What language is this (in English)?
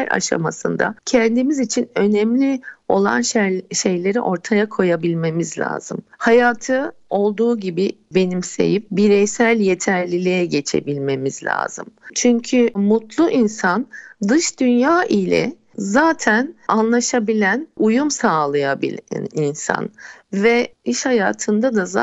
Turkish